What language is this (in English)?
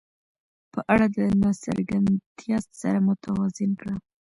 Pashto